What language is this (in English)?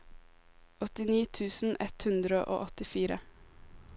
Norwegian